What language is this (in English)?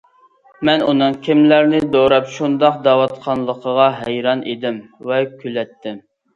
Uyghur